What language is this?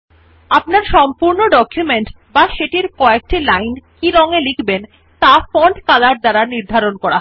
Bangla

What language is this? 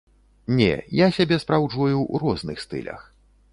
Belarusian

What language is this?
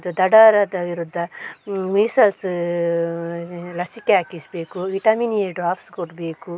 Kannada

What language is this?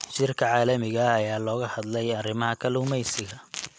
Somali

